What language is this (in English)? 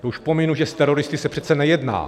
Czech